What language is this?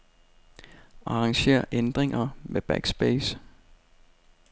Danish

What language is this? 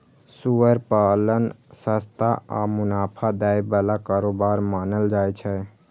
Maithili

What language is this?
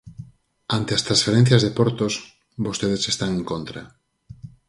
Galician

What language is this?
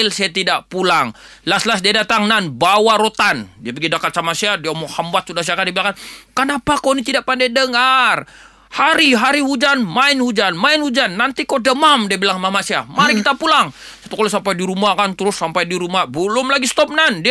Malay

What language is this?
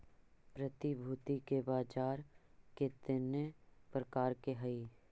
Magahi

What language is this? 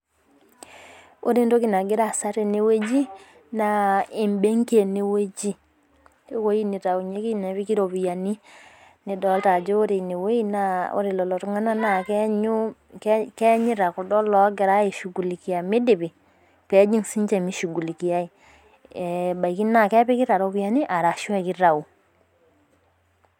Masai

